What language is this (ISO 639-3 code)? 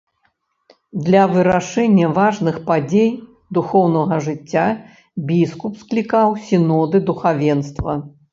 bel